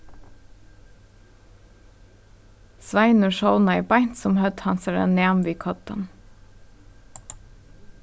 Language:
Faroese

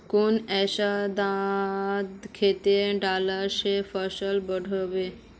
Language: Magahi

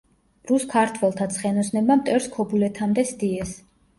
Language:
Georgian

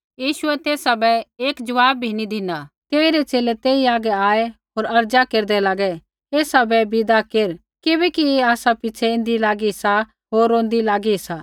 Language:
Kullu Pahari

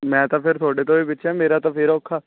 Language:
Punjabi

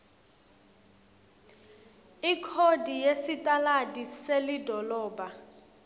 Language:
Swati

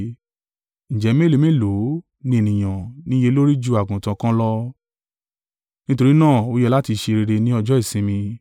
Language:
Yoruba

